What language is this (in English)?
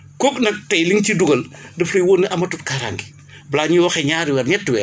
Wolof